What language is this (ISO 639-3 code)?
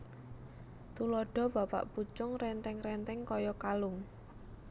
jav